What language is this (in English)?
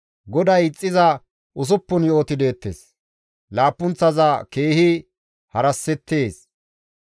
Gamo